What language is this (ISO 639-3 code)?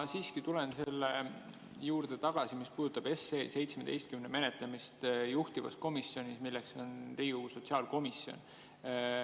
est